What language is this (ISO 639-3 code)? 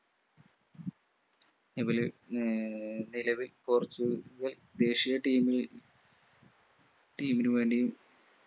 mal